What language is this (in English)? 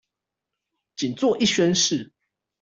Chinese